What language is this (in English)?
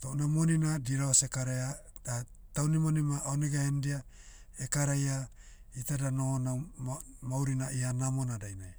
Motu